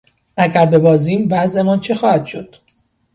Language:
Persian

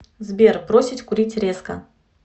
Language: Russian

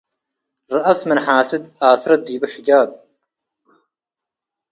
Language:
Tigre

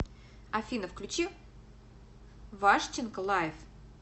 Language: Russian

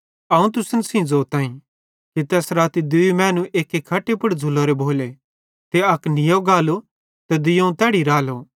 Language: Bhadrawahi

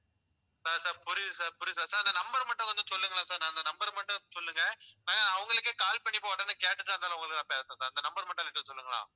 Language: Tamil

